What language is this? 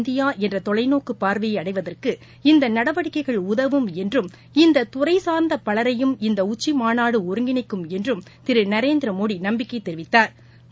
Tamil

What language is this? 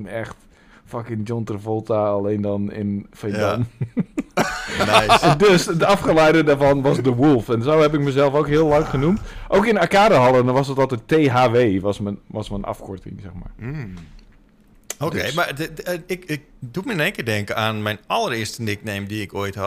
Dutch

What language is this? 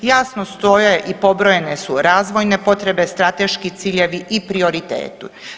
Croatian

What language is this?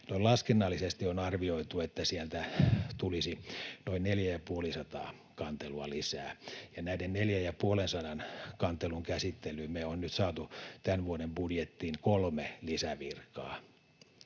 Finnish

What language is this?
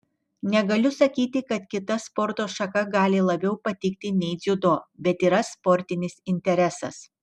Lithuanian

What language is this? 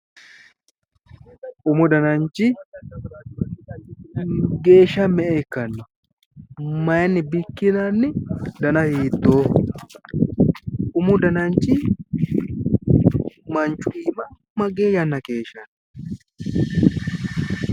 Sidamo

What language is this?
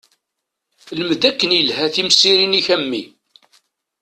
Kabyle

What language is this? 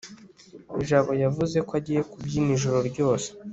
Kinyarwanda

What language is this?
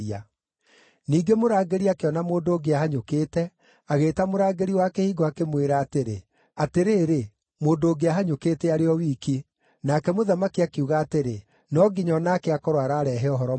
Kikuyu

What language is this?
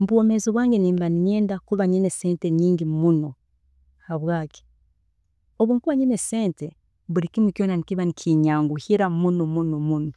Tooro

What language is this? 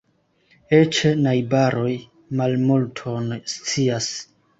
Esperanto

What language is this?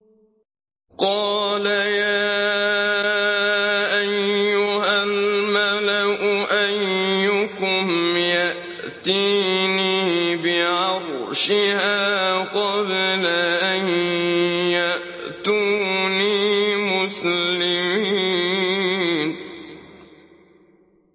Arabic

